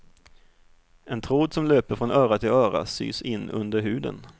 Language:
Swedish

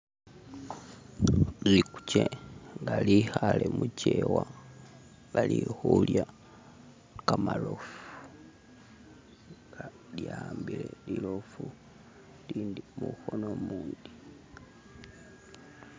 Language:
Masaaba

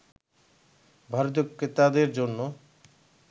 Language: Bangla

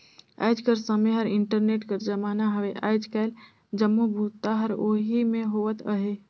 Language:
Chhattisgarhi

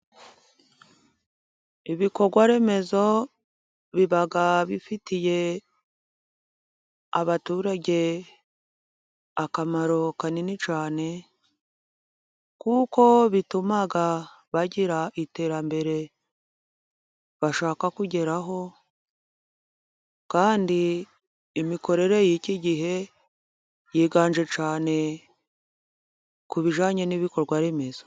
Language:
Kinyarwanda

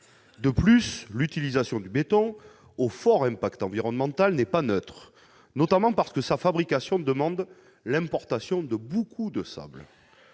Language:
French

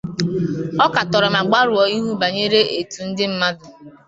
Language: Igbo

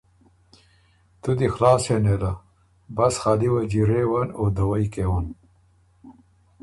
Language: Ormuri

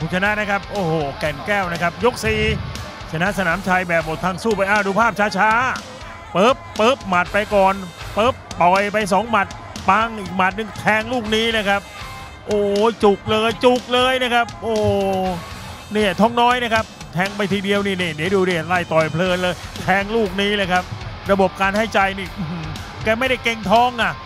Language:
Thai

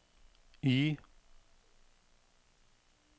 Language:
Norwegian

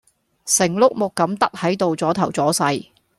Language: Cantonese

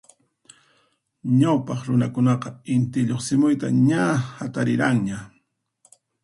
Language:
Puno Quechua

